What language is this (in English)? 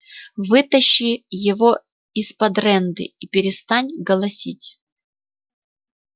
Russian